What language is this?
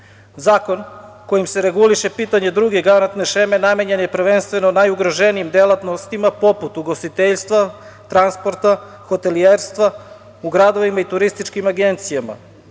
Serbian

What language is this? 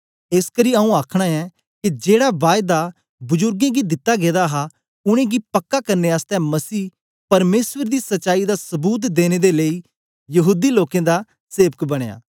Dogri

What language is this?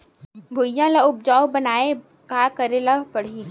Chhattisgarhi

